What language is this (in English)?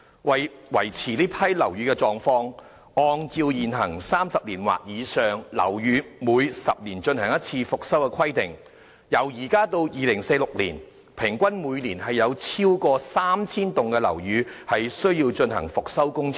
Cantonese